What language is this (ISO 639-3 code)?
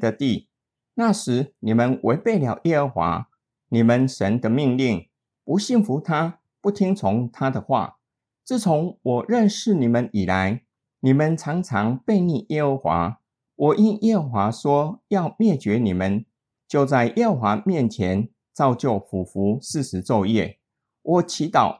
zho